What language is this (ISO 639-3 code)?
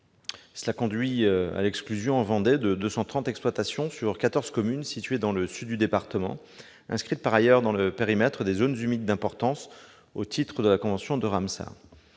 fra